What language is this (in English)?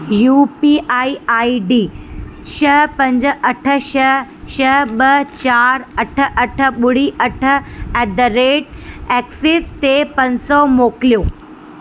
Sindhi